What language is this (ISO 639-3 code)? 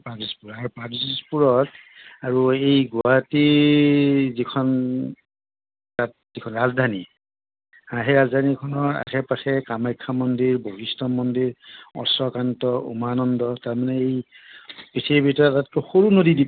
asm